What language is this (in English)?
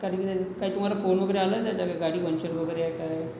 Marathi